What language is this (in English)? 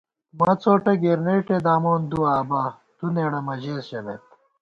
Gawar-Bati